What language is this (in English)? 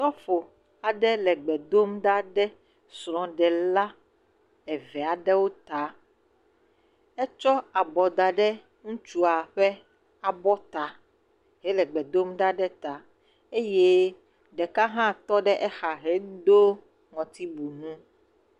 Ewe